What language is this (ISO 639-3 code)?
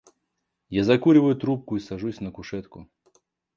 rus